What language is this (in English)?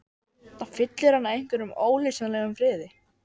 Icelandic